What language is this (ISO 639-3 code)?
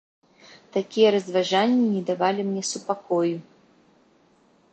bel